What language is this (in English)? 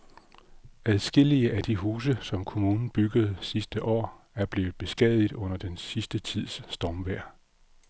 Danish